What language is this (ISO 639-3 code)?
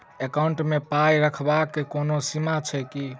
mai